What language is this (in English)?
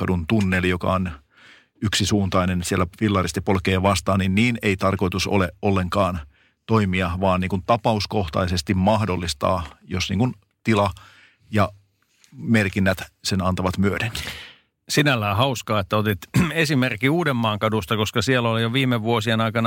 Finnish